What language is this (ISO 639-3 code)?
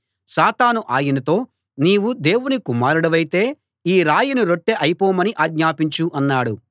tel